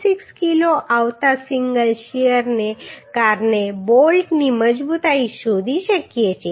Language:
Gujarati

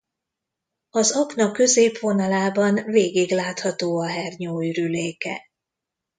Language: Hungarian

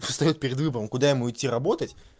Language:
Russian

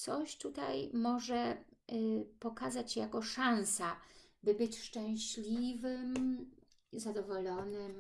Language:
Polish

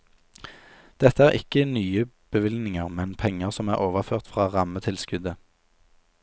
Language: Norwegian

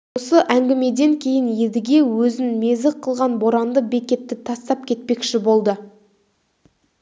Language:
Kazakh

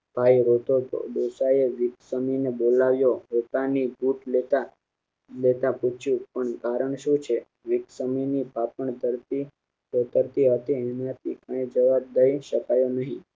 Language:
Gujarati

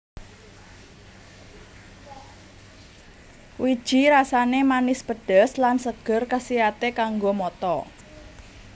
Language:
Javanese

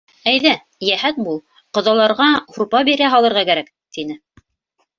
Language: Bashkir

